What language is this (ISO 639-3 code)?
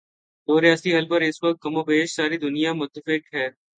urd